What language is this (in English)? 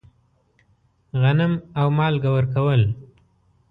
Pashto